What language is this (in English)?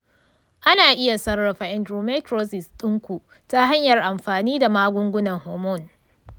Hausa